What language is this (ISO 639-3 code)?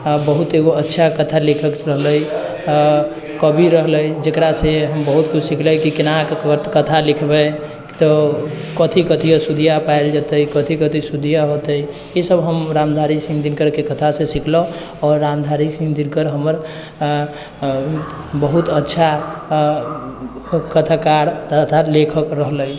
mai